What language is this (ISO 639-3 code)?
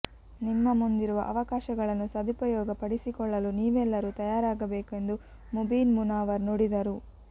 kan